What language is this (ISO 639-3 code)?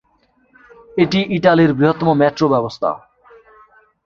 ben